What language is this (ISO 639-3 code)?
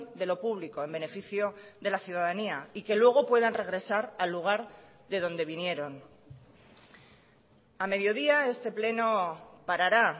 spa